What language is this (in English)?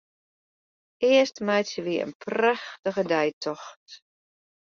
Western Frisian